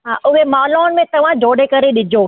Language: Sindhi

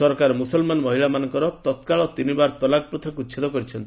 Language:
Odia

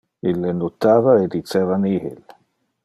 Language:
Interlingua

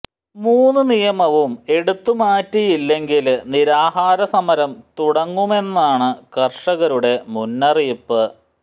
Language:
Malayalam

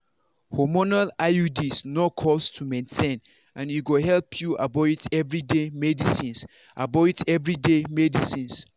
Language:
Nigerian Pidgin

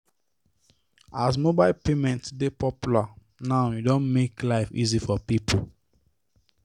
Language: Nigerian Pidgin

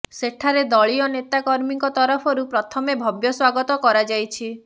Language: Odia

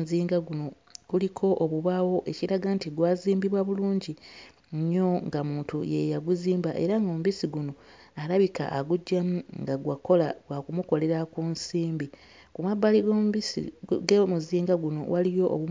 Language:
Ganda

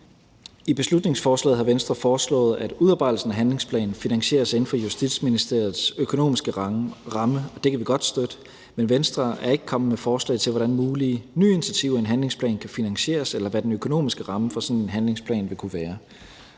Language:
Danish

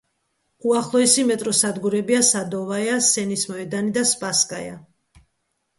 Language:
Georgian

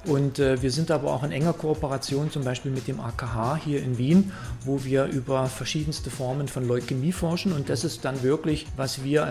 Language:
German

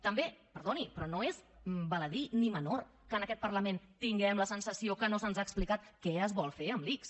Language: Catalan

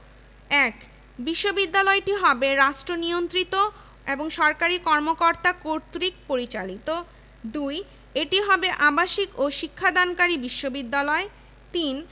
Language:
Bangla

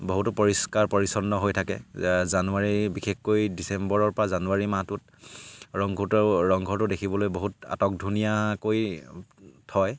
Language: Assamese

